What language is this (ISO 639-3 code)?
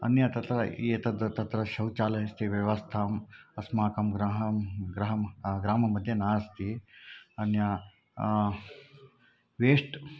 san